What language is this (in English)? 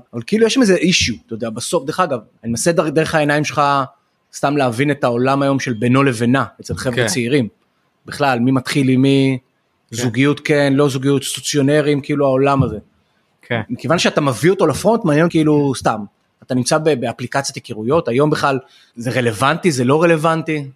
Hebrew